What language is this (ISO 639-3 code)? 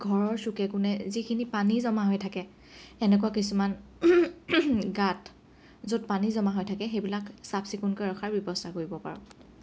asm